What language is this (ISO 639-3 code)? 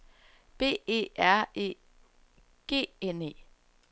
dan